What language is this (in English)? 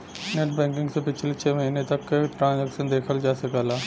Bhojpuri